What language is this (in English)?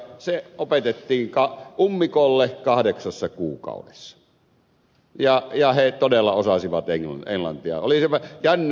Finnish